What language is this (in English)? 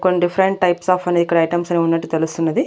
Telugu